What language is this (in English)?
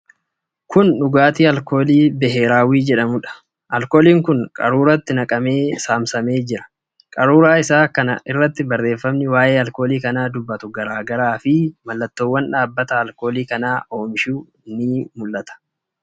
Oromo